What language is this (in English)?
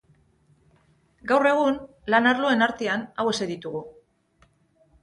Basque